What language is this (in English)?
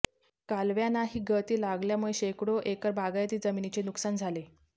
Marathi